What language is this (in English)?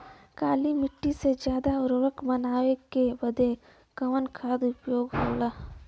Bhojpuri